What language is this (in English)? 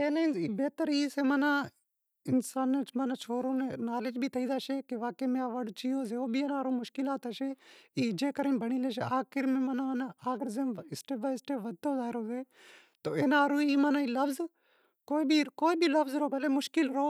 Wadiyara Koli